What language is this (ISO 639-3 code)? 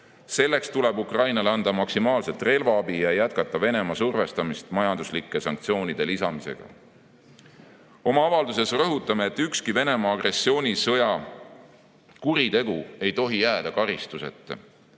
est